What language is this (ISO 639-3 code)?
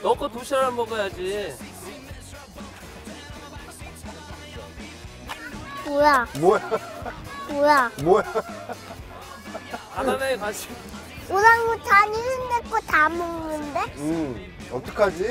kor